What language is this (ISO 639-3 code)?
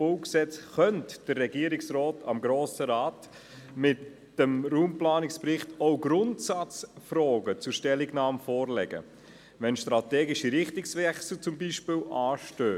gsw